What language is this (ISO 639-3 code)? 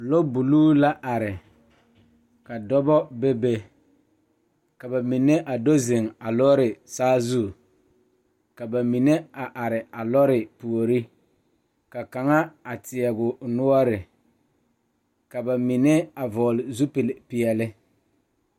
dga